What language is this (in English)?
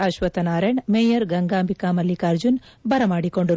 Kannada